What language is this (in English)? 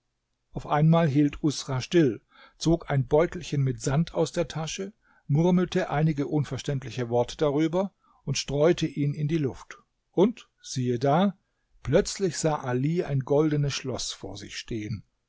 German